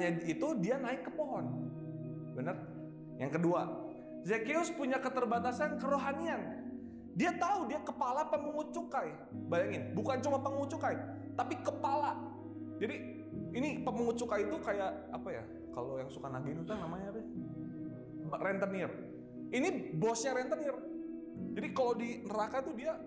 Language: Indonesian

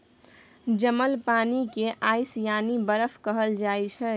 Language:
Maithili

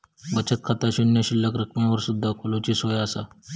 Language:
Marathi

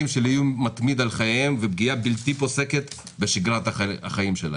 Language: Hebrew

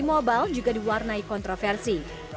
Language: Indonesian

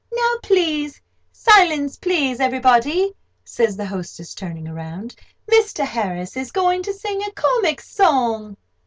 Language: English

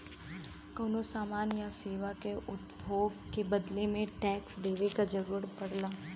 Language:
Bhojpuri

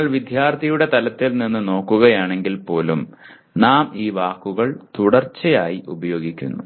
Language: Malayalam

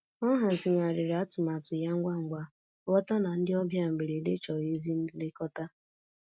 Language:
Igbo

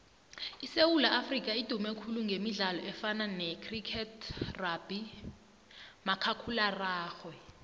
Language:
South Ndebele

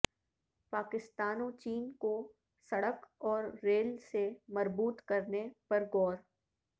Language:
Urdu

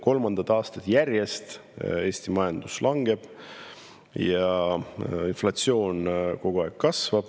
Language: Estonian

